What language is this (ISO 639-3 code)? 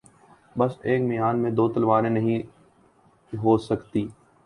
urd